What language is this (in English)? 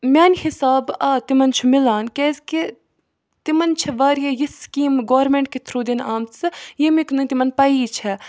Kashmiri